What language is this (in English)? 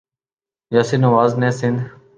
Urdu